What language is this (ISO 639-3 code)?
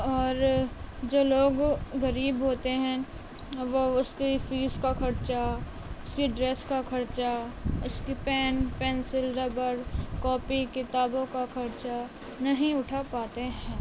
urd